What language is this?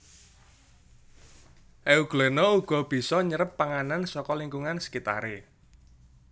Javanese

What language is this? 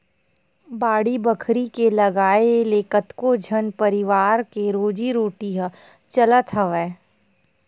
Chhattisgarhi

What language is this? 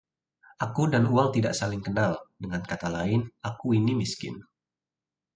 Indonesian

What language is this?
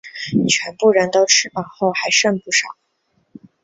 Chinese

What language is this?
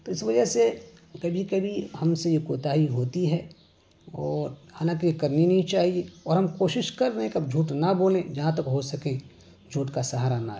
Urdu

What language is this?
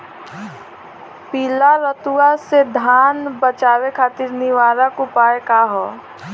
Bhojpuri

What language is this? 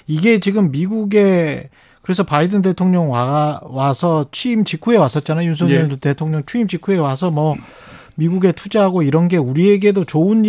Korean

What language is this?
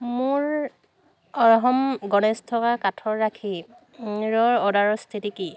Assamese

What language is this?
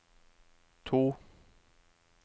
Norwegian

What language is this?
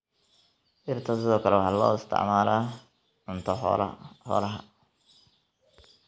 Somali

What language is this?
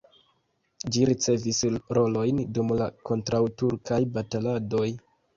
Esperanto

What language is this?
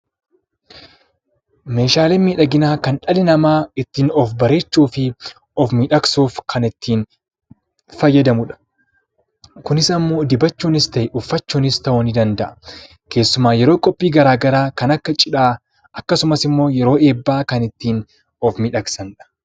Oromo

